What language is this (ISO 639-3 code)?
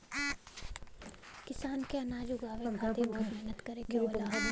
bho